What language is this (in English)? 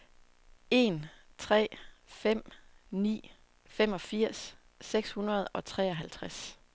Danish